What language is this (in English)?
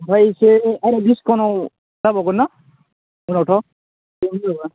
Bodo